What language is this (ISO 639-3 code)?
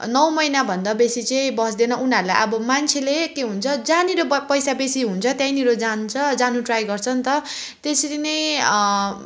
nep